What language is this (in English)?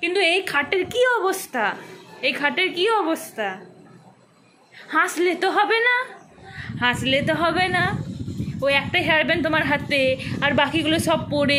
Romanian